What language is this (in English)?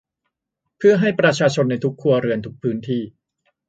Thai